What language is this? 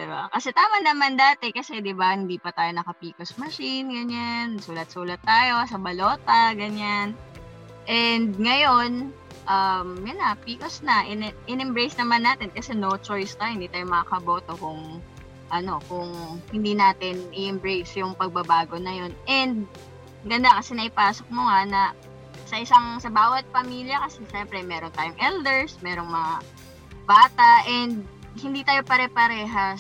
Filipino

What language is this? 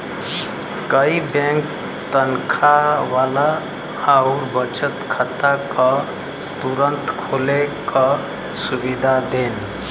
Bhojpuri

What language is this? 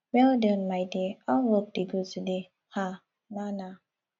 Nigerian Pidgin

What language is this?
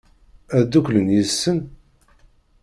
Kabyle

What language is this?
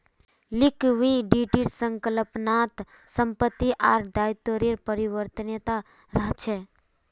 Magahi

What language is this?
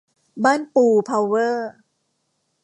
Thai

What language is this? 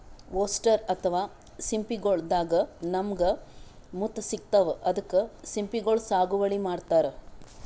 Kannada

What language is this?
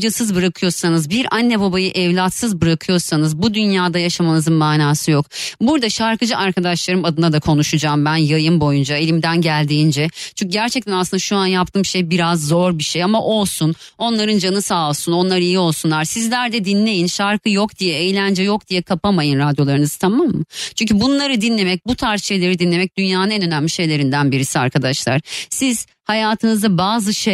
Turkish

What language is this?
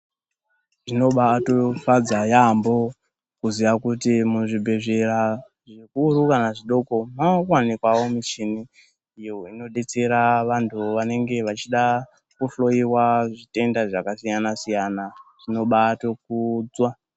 Ndau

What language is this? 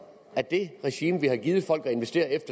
Danish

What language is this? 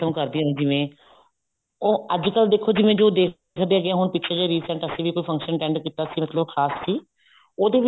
Punjabi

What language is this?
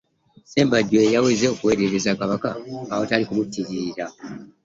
Ganda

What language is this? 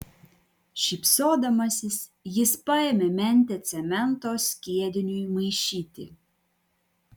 Lithuanian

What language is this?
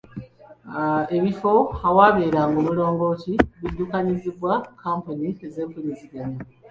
Ganda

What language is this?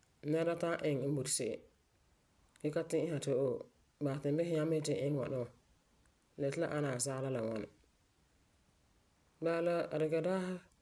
Frafra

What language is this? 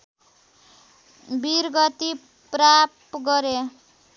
Nepali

